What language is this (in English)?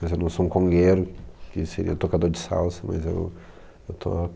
Portuguese